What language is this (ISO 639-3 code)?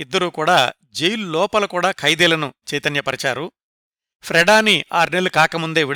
tel